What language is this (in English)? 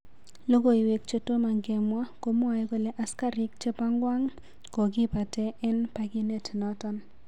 Kalenjin